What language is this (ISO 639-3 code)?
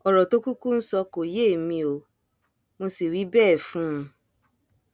yor